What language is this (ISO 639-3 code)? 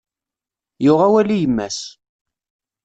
kab